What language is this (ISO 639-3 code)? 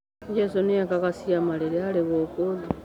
kik